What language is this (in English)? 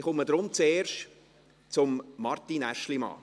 Swiss German